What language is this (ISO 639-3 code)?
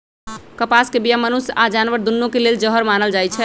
mag